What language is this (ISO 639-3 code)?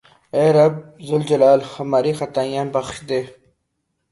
urd